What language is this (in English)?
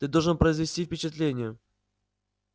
Russian